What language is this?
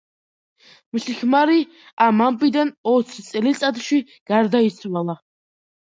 Georgian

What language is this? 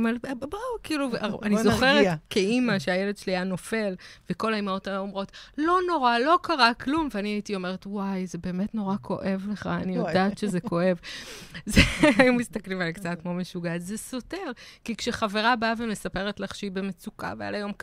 Hebrew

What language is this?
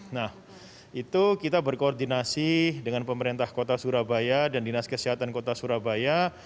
Indonesian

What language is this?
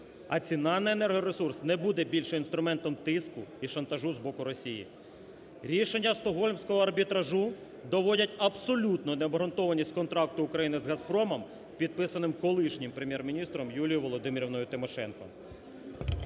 Ukrainian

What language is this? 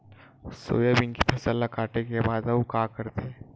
Chhattisgarhi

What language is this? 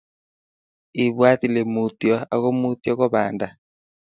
Kalenjin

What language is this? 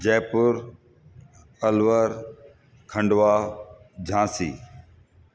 Sindhi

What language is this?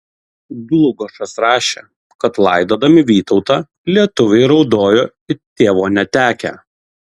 Lithuanian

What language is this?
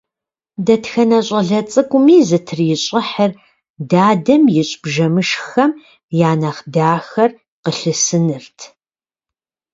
Kabardian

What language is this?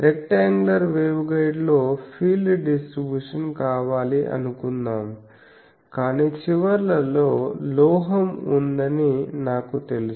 Telugu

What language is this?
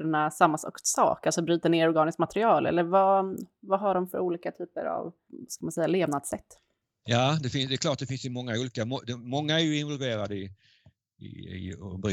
Swedish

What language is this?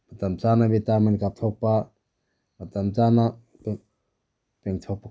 Manipuri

